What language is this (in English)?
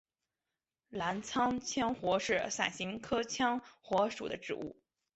Chinese